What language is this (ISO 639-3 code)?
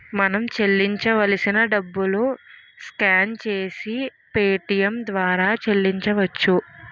tel